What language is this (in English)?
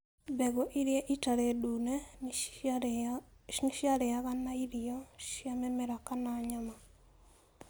Kikuyu